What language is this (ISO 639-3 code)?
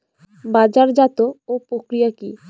ben